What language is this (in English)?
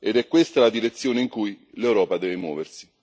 Italian